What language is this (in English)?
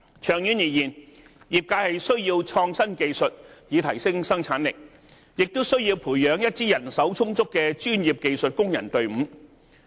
Cantonese